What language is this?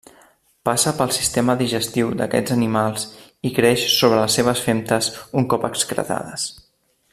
Catalan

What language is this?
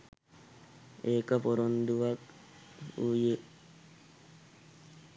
Sinhala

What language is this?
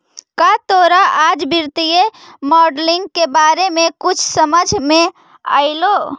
Magahi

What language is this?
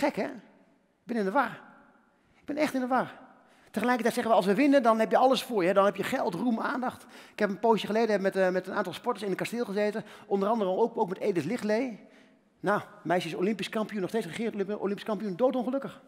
Dutch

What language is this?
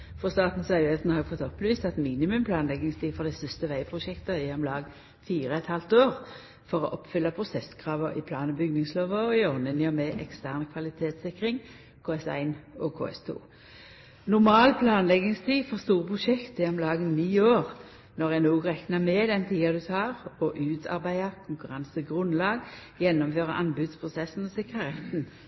Norwegian Nynorsk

